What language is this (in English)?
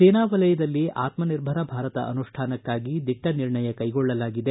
Kannada